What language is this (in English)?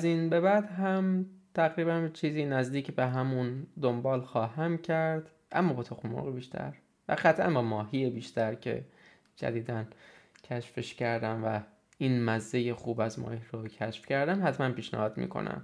Persian